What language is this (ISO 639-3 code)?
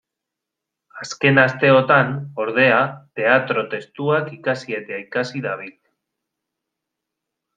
eus